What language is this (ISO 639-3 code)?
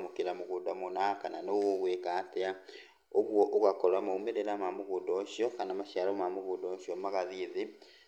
kik